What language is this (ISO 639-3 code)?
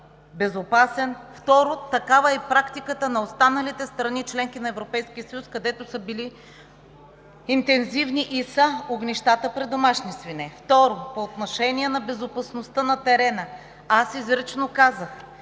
bul